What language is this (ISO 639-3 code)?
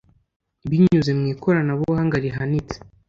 kin